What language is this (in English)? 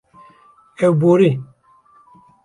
Kurdish